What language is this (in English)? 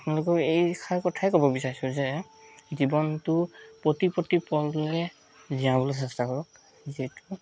Assamese